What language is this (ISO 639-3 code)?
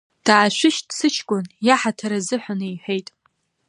abk